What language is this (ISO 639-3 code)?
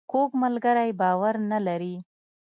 pus